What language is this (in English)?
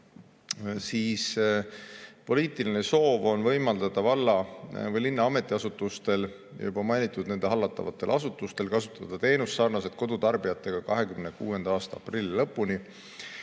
Estonian